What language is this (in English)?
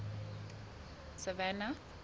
Southern Sotho